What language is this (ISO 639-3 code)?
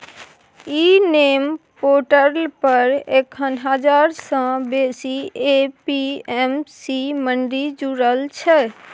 mai